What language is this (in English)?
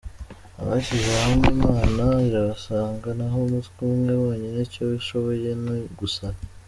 Kinyarwanda